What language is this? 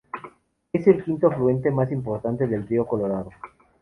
Spanish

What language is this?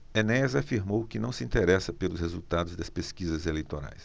Portuguese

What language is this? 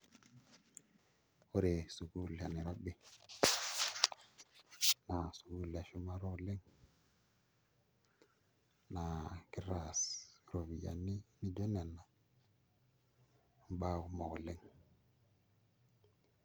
Masai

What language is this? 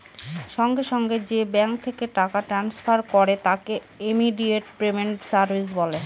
Bangla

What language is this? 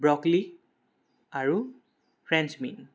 Assamese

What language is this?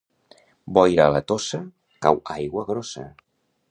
Catalan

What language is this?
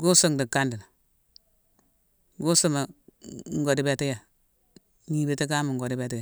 Mansoanka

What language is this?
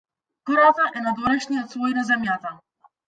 Macedonian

